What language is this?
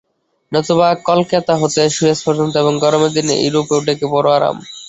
Bangla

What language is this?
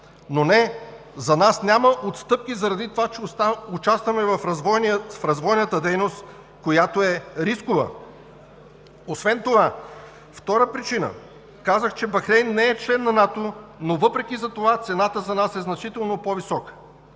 Bulgarian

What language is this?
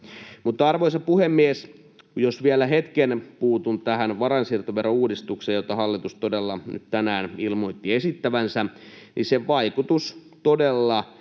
Finnish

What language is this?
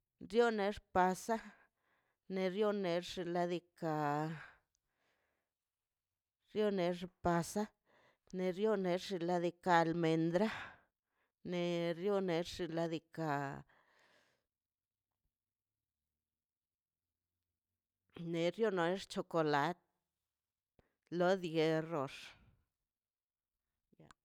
Mazaltepec Zapotec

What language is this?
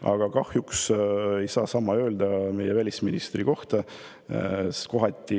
Estonian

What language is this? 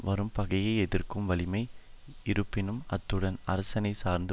Tamil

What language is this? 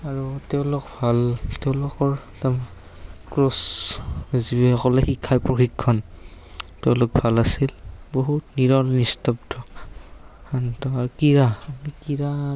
Assamese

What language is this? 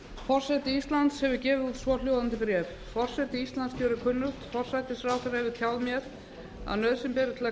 Icelandic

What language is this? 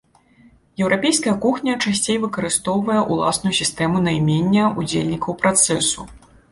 Belarusian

